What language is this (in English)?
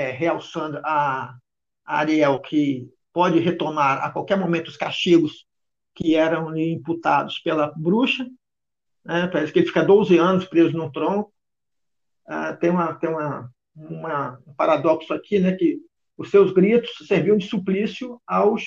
Portuguese